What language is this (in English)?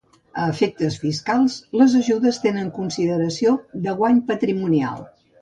Catalan